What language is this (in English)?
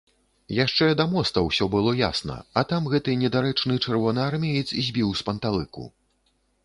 Belarusian